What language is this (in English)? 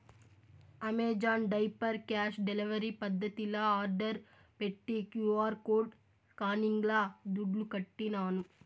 Telugu